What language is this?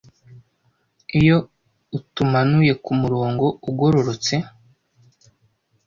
Kinyarwanda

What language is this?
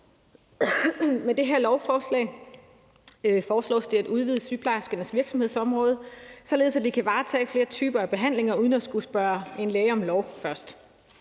Danish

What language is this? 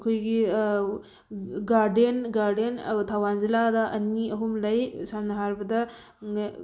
Manipuri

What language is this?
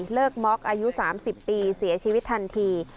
Thai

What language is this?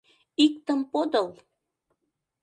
Mari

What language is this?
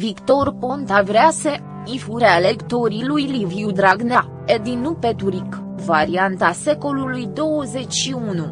Romanian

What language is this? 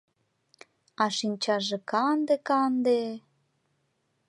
Mari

